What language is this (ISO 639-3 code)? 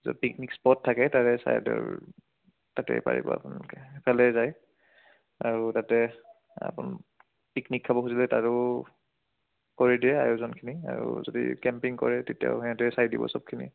asm